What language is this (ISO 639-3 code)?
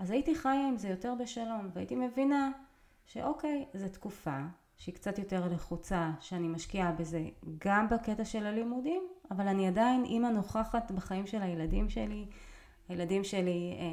heb